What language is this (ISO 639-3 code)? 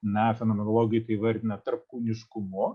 lit